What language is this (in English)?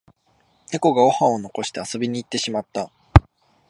Japanese